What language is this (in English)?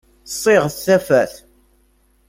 Kabyle